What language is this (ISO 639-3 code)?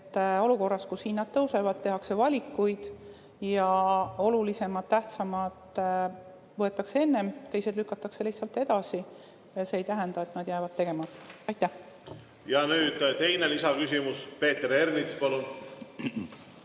est